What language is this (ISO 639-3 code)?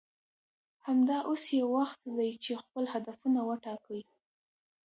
pus